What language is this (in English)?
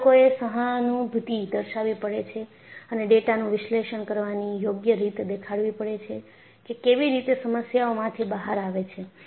Gujarati